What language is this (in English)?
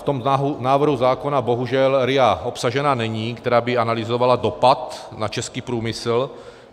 Czech